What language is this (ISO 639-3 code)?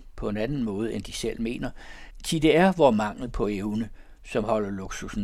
dan